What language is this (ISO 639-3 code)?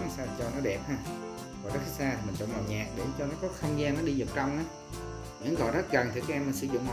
vie